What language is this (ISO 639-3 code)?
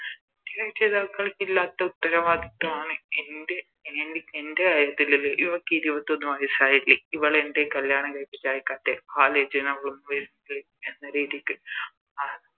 mal